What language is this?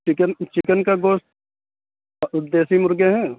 Urdu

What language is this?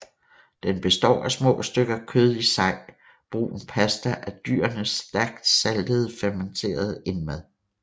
Danish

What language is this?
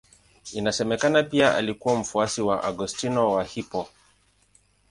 Swahili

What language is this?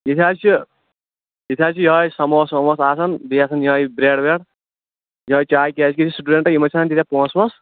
Kashmiri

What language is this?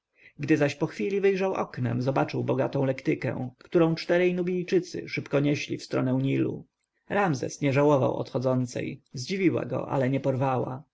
Polish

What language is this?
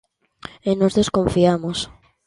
Galician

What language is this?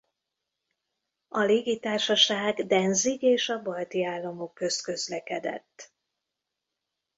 Hungarian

